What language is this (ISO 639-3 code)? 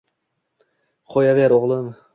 uzb